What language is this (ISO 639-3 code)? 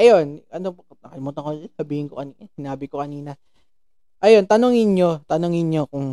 fil